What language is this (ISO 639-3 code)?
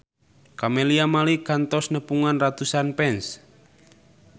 sun